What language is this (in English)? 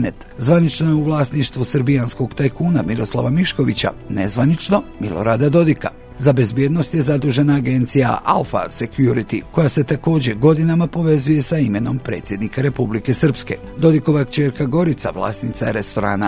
Croatian